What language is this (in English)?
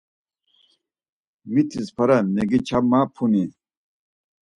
Laz